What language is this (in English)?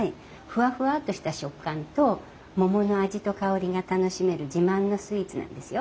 Japanese